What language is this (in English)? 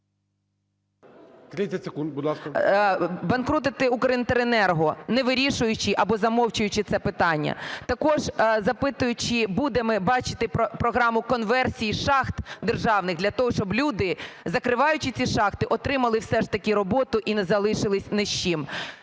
Ukrainian